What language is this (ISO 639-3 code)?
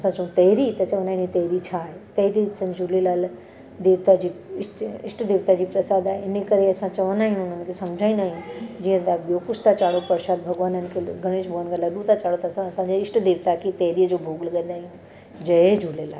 snd